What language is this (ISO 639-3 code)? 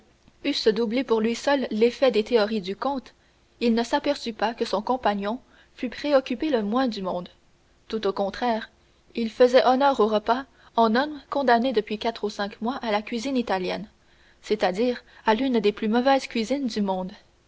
fra